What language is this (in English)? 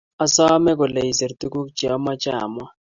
Kalenjin